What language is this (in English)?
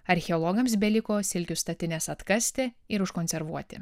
Lithuanian